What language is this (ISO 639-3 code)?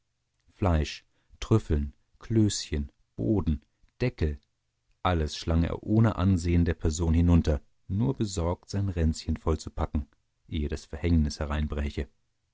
deu